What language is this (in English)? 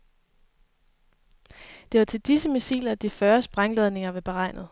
Danish